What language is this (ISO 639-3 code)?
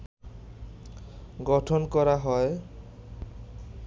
ben